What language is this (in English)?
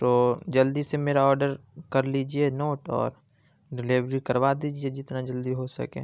Urdu